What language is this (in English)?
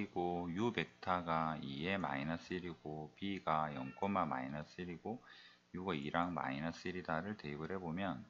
Korean